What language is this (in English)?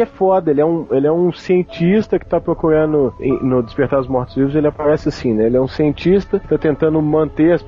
Portuguese